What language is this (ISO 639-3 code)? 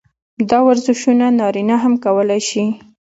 pus